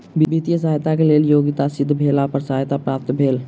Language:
Maithili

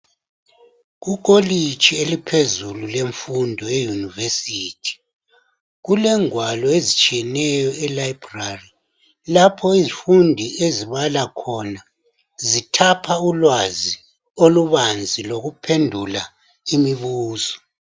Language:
North Ndebele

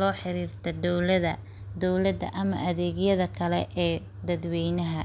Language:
Somali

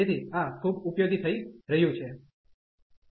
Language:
Gujarati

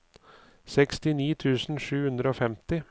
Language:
Norwegian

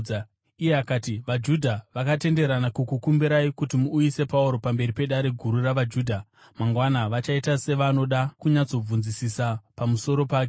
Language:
Shona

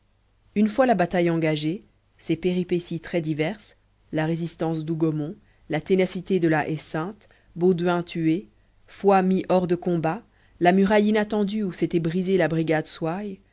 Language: French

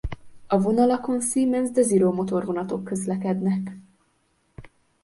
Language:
Hungarian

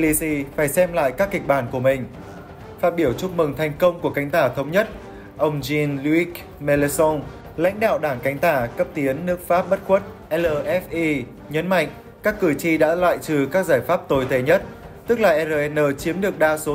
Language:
Vietnamese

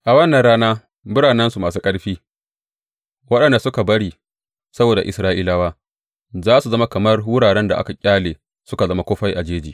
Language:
Hausa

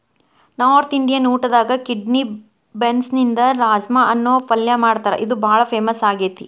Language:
Kannada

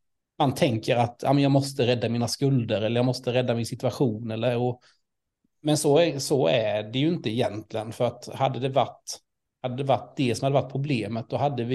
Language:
Swedish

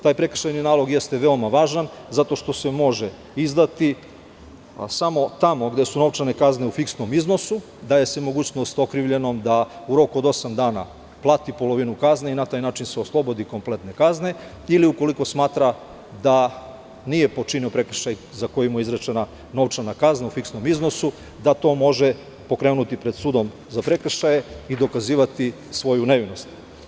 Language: Serbian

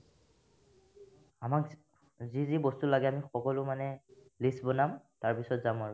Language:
Assamese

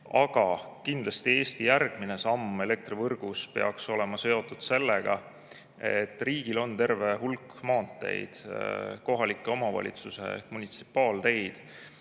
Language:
Estonian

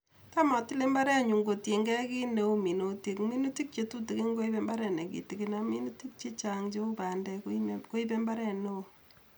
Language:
Kalenjin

